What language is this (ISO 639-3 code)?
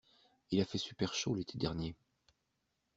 fra